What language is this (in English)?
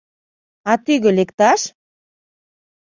Mari